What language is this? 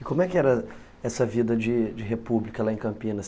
Portuguese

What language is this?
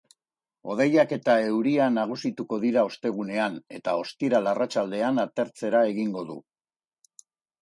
Basque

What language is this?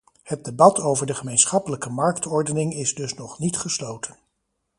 Dutch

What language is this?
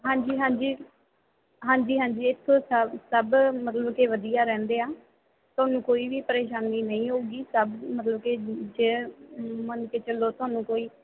Punjabi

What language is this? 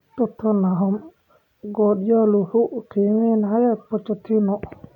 Somali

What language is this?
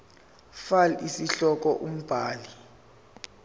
Zulu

